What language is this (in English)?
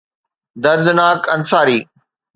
Sindhi